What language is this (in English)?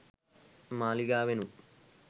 Sinhala